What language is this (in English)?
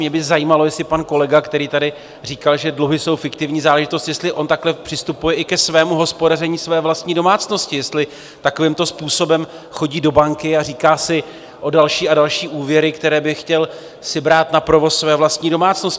Czech